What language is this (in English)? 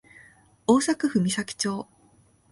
Japanese